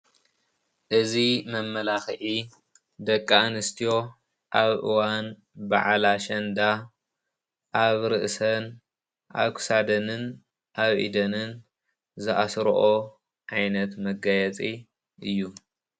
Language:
Tigrinya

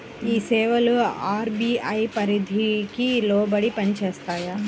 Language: Telugu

